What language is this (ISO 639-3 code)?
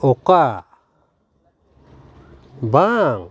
sat